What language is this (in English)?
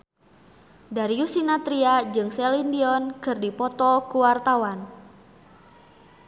Sundanese